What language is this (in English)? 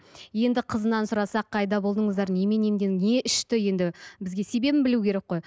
Kazakh